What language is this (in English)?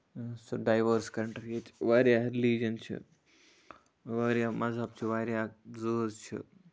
Kashmiri